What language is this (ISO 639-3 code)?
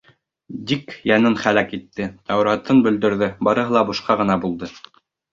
bak